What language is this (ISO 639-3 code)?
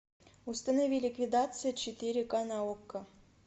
rus